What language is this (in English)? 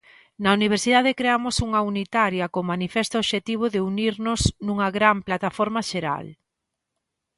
Galician